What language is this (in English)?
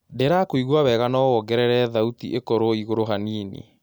Kikuyu